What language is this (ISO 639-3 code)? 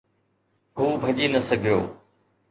snd